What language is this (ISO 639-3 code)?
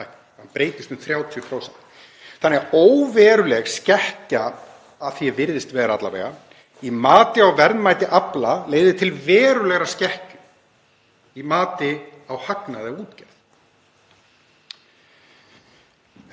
isl